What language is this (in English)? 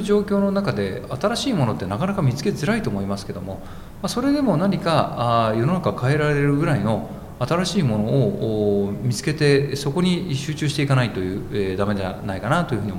Japanese